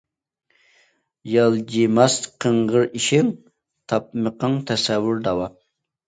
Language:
Uyghur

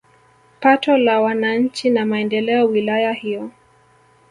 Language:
Swahili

